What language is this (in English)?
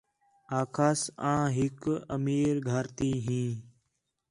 Khetrani